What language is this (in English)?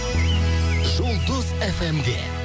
Kazakh